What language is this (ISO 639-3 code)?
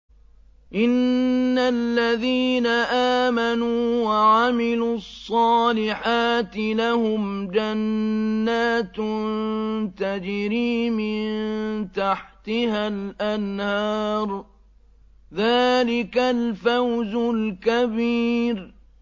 ara